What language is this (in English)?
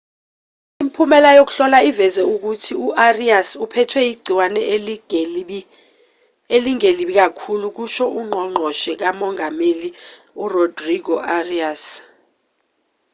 Zulu